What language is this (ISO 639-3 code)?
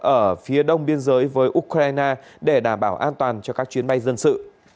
vie